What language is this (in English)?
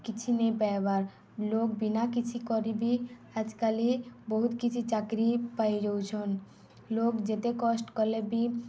Odia